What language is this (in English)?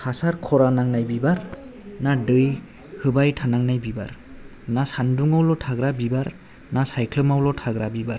Bodo